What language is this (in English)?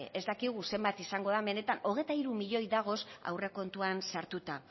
Basque